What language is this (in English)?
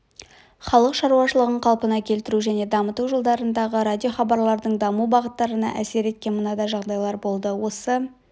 Kazakh